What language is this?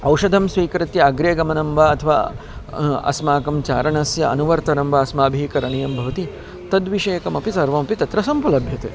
Sanskrit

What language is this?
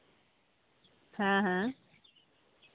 Santali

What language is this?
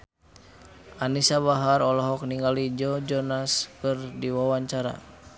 Sundanese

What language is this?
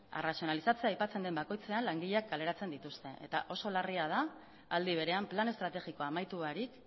Basque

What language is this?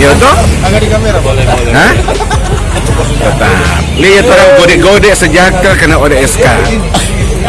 Indonesian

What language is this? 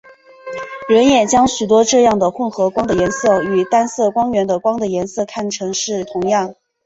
Chinese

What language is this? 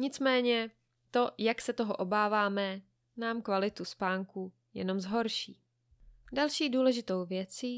Czech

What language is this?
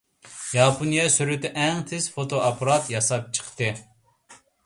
Uyghur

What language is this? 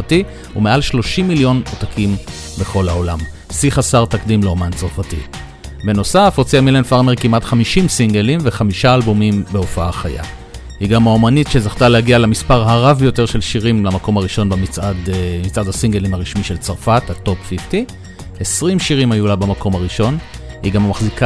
Hebrew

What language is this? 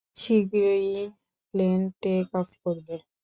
Bangla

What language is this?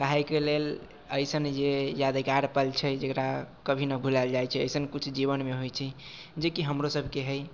Maithili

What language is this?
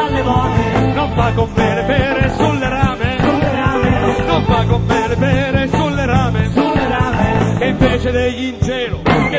Italian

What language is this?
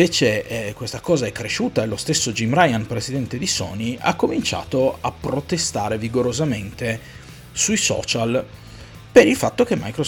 Italian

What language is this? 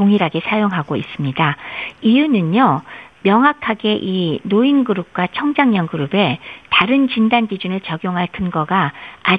Korean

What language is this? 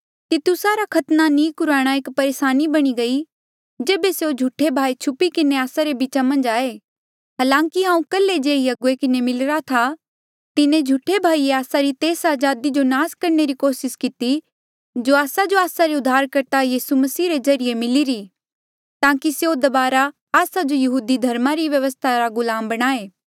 Mandeali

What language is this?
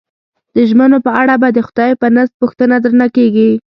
Pashto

